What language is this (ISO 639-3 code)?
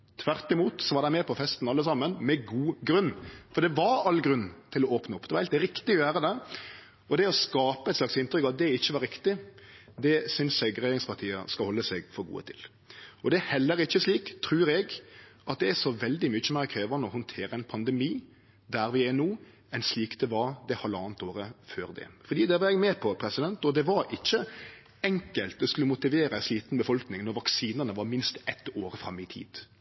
nno